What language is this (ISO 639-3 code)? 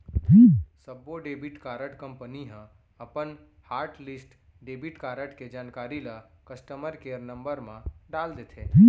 hne